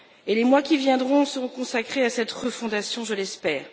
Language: French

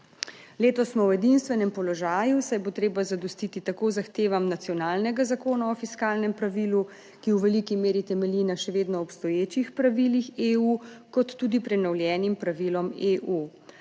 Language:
Slovenian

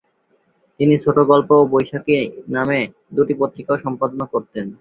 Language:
Bangla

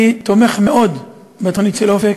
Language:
Hebrew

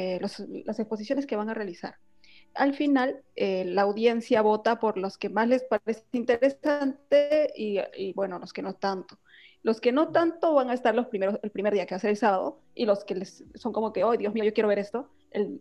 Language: Spanish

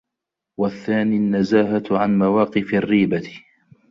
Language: Arabic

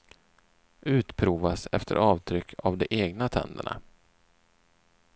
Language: Swedish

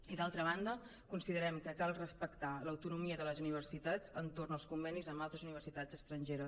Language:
Catalan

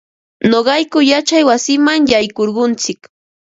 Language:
Ambo-Pasco Quechua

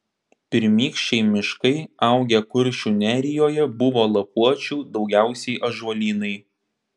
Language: Lithuanian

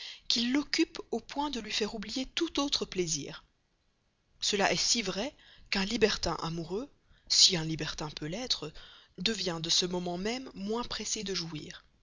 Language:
French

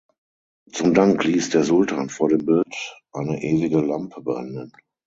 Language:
German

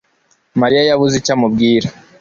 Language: Kinyarwanda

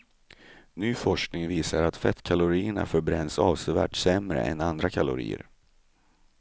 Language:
Swedish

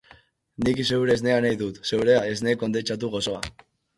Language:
Basque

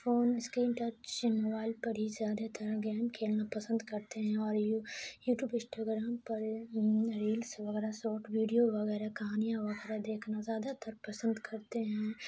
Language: Urdu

